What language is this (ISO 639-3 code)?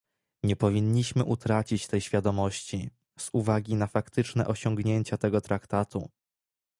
pol